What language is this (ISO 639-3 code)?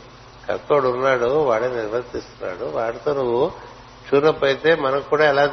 tel